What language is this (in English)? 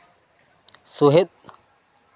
Santali